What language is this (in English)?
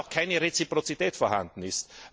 German